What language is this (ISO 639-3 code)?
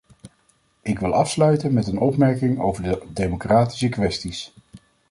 nld